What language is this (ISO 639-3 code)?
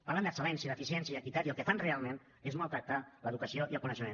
cat